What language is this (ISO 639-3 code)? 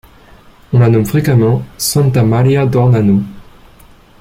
fra